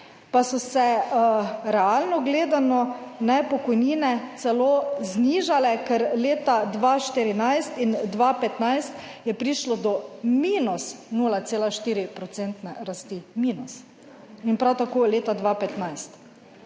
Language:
Slovenian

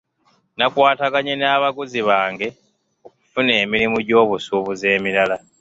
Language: Ganda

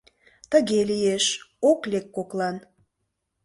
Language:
Mari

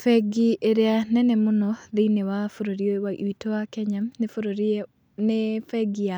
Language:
Kikuyu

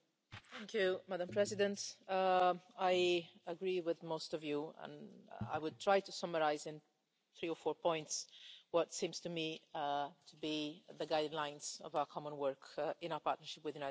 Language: English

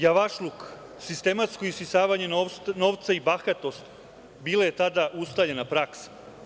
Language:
Serbian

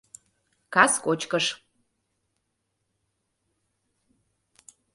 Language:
Mari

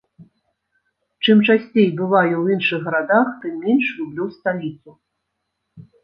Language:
Belarusian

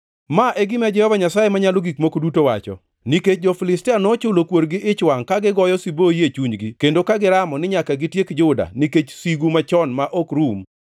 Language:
Luo (Kenya and Tanzania)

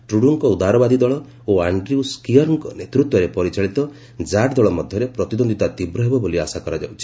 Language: Odia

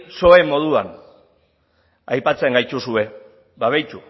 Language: Basque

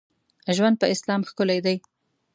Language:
Pashto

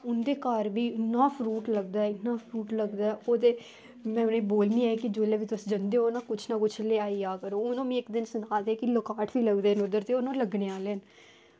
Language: Dogri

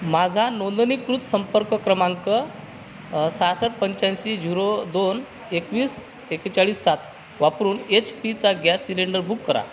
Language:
Marathi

